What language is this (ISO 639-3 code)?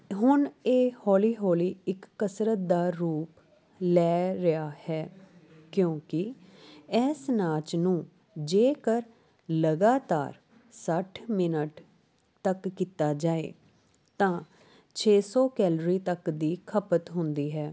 pan